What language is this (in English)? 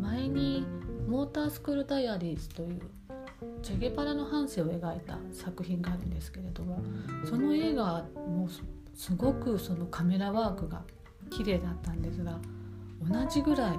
Japanese